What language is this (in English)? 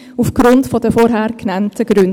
Swiss German